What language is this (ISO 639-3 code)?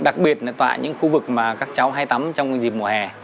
vie